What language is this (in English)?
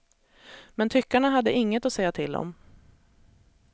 Swedish